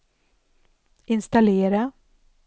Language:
Swedish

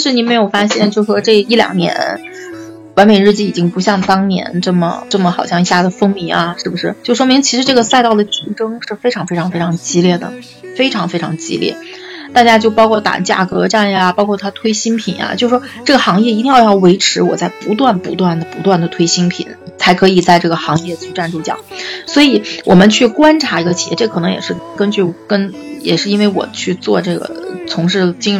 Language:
Chinese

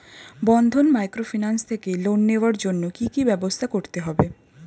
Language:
Bangla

